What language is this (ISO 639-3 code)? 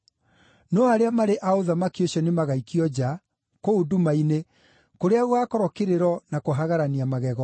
kik